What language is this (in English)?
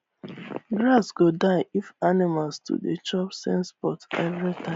Nigerian Pidgin